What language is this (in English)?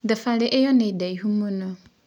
Kikuyu